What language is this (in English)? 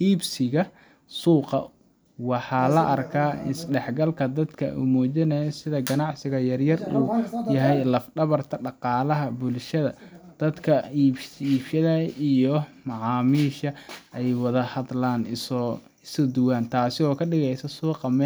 Somali